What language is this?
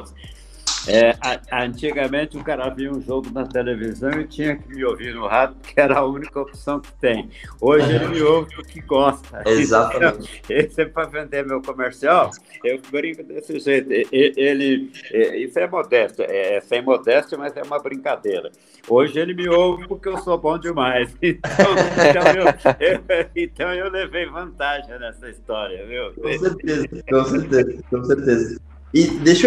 Portuguese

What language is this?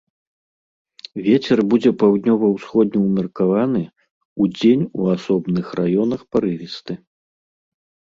Belarusian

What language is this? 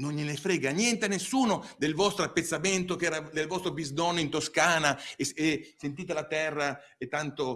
Italian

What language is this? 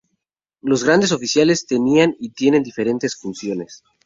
Spanish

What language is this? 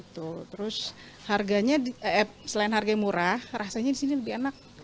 Indonesian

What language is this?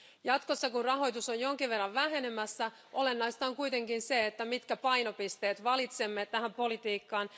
Finnish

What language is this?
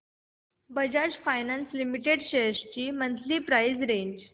Marathi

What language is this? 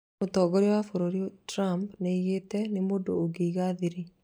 Kikuyu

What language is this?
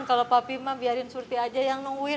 Indonesian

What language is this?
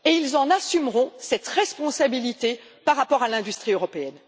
French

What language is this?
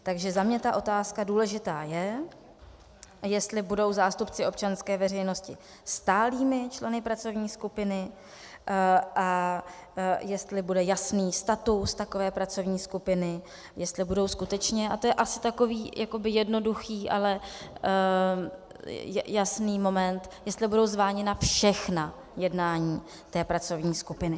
Czech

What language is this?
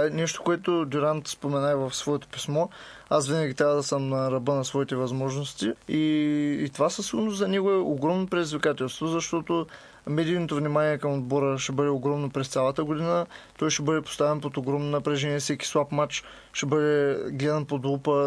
Bulgarian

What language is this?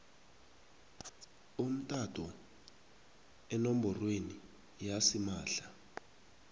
South Ndebele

